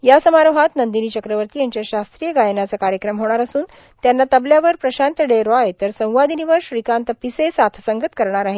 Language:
Marathi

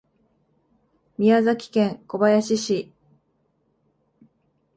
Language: Japanese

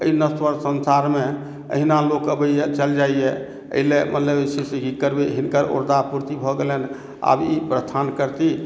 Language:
Maithili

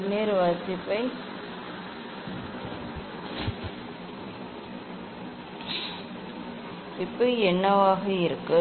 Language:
Tamil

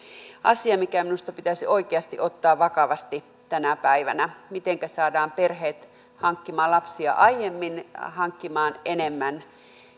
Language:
Finnish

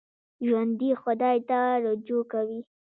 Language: Pashto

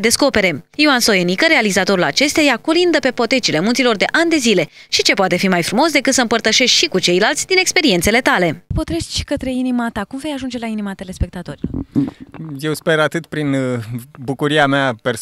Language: Romanian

